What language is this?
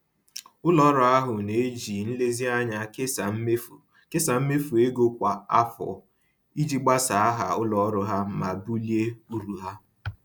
Igbo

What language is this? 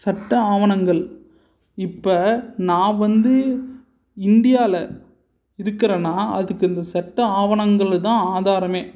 Tamil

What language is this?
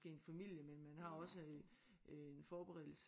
Danish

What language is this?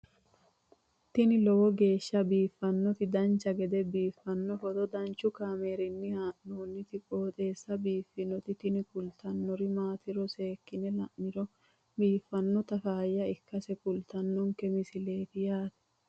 Sidamo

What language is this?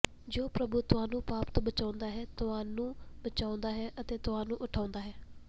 Punjabi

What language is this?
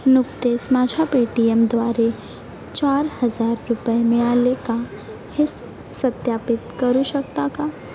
Marathi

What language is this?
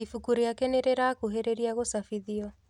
Kikuyu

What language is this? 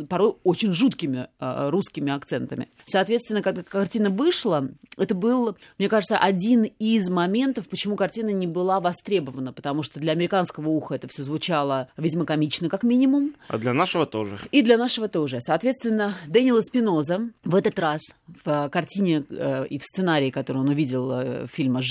Russian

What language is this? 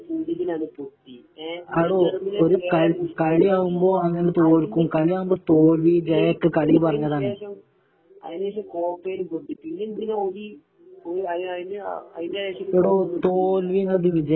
Malayalam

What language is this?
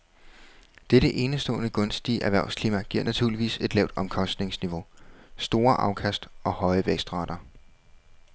Danish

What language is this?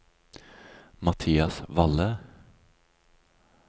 Norwegian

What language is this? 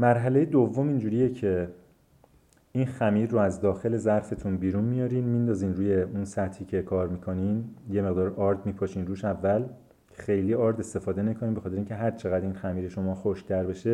Persian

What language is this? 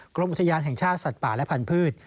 Thai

